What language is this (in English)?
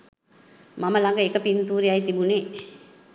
Sinhala